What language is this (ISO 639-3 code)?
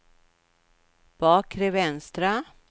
swe